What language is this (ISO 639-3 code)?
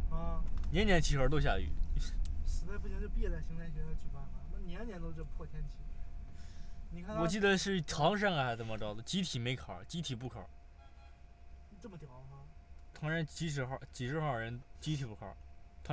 zho